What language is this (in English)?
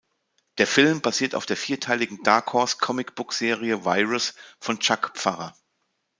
German